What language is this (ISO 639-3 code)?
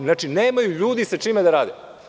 srp